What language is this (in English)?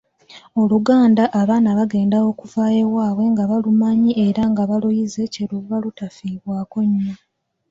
Ganda